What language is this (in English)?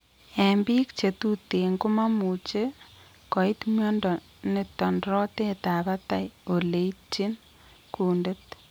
Kalenjin